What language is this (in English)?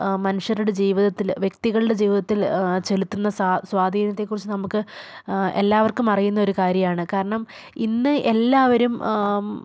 Malayalam